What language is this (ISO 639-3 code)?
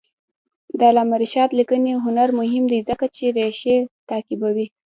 pus